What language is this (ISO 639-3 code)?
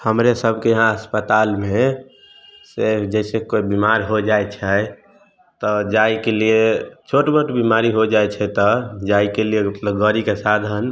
mai